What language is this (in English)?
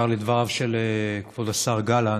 Hebrew